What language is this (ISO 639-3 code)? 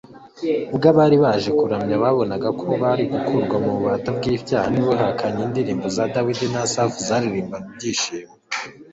kin